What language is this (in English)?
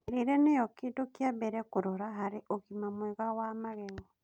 Kikuyu